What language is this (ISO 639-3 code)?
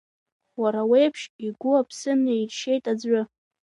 abk